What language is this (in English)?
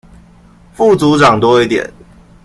Chinese